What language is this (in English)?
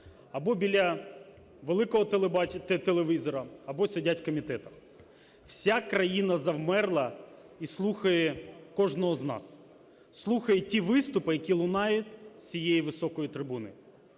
Ukrainian